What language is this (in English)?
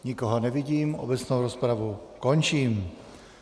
Czech